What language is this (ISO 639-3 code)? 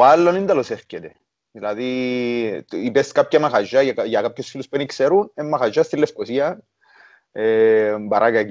ell